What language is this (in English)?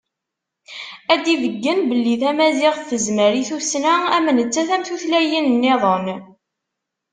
Kabyle